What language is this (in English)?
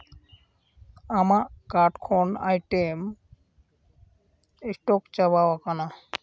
Santali